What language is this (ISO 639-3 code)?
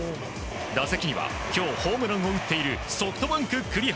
jpn